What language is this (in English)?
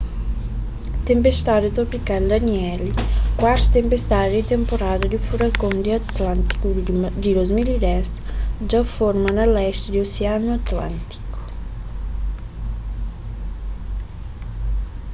Kabuverdianu